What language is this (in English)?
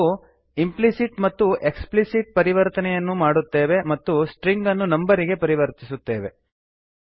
Kannada